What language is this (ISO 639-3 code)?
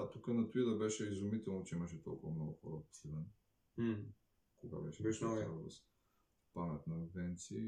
bul